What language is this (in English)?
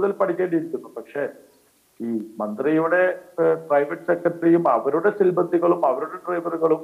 Arabic